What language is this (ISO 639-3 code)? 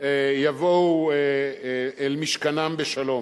heb